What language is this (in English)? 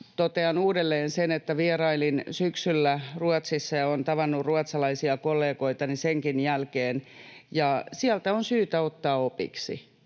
Finnish